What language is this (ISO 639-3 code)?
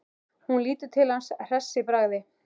isl